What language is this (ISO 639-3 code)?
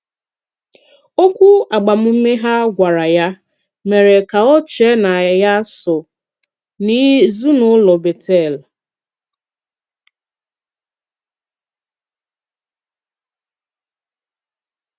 ibo